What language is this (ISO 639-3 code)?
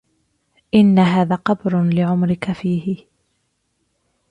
ara